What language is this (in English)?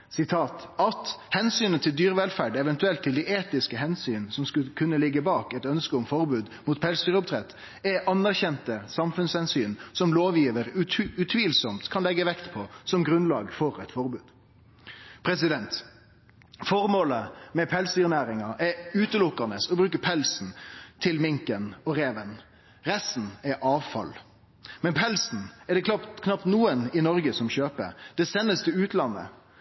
Norwegian Nynorsk